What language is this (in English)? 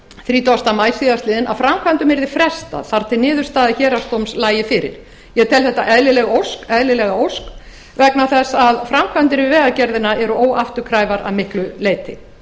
Icelandic